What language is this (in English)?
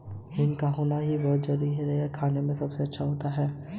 Hindi